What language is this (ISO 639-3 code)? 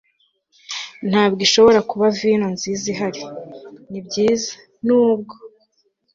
kin